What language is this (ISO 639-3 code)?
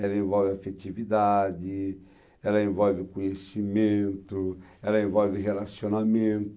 por